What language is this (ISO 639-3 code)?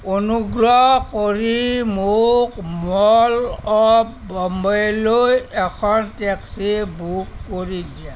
asm